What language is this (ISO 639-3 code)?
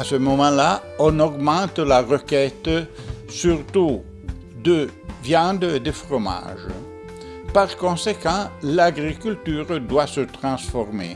fra